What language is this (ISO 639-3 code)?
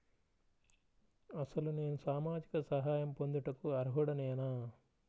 tel